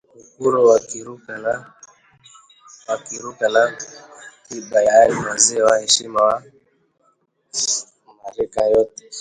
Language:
Swahili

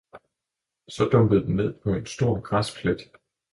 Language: Danish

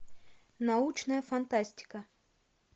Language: Russian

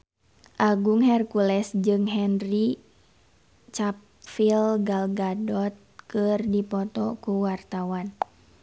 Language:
Sundanese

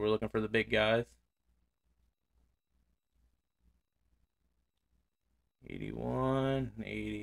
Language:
English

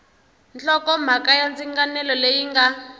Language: Tsonga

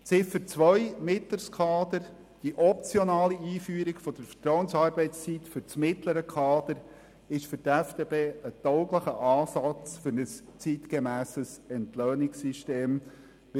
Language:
Swiss German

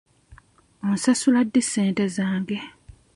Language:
Ganda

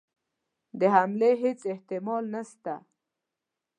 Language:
Pashto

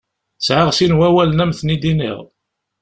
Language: Kabyle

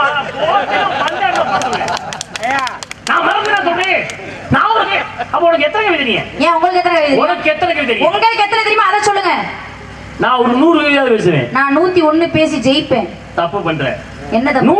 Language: Tamil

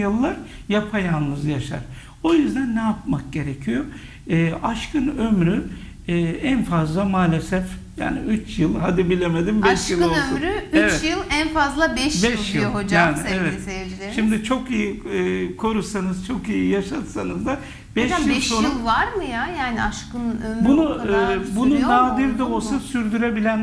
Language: Turkish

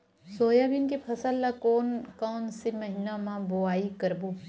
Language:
Chhattisgarhi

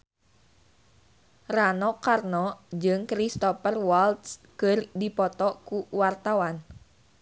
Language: Sundanese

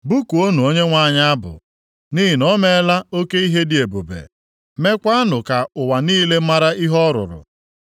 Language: Igbo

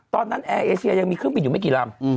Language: Thai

